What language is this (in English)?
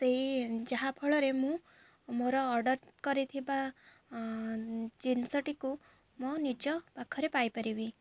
Odia